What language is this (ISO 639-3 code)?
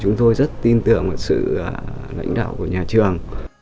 vie